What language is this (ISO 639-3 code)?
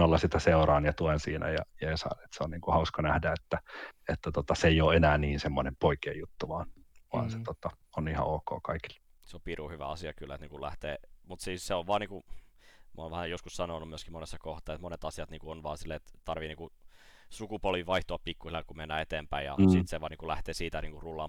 fin